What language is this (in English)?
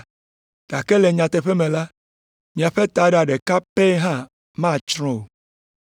Ewe